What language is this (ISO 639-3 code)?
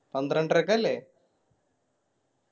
mal